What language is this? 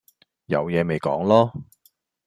Cantonese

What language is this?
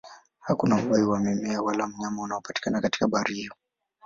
Swahili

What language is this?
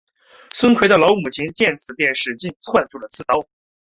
Chinese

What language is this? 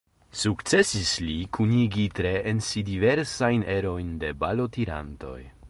Esperanto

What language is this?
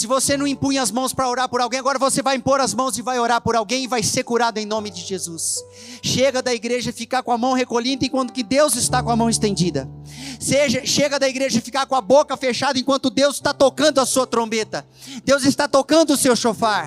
Portuguese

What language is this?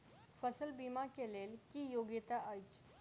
Maithili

